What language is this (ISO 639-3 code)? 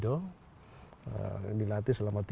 ind